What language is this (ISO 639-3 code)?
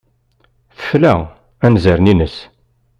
kab